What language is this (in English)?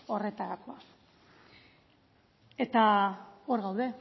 Basque